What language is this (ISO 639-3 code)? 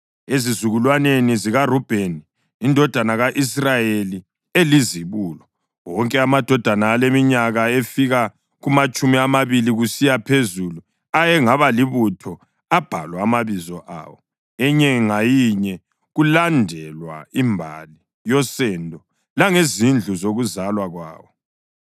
nde